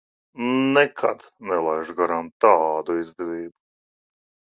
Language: Latvian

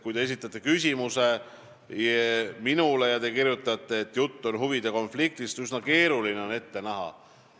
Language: Estonian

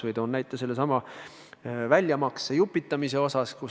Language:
Estonian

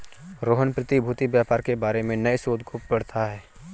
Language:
Hindi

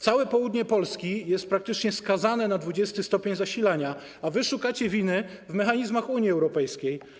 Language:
Polish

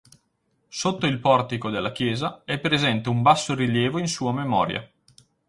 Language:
Italian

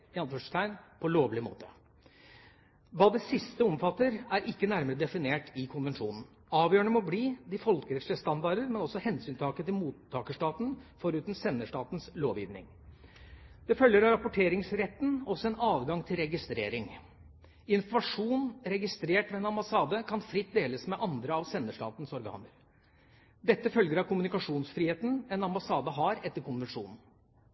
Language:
Norwegian Bokmål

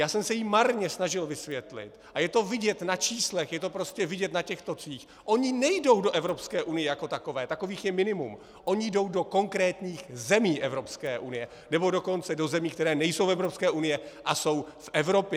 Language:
Czech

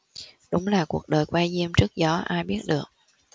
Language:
Vietnamese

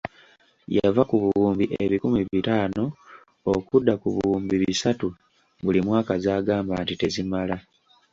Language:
Ganda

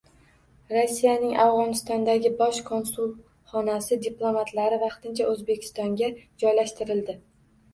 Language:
Uzbek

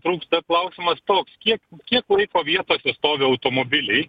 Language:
Lithuanian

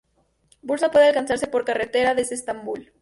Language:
Spanish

